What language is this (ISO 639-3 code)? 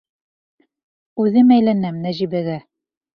bak